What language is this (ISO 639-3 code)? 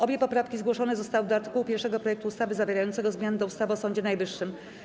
pol